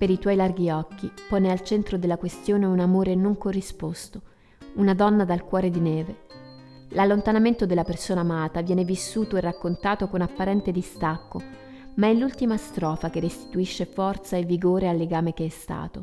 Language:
Italian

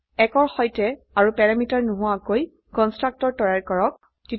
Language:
Assamese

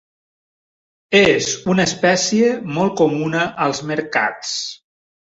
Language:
Catalan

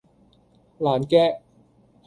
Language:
Cantonese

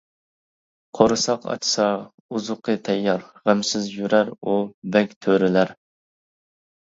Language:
Uyghur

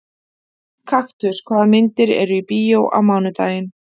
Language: Icelandic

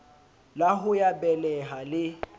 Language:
Southern Sotho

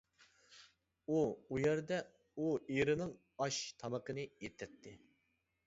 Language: Uyghur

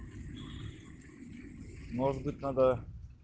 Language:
Russian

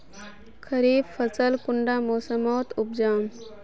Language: Magahi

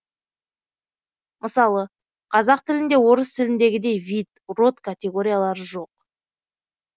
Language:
Kazakh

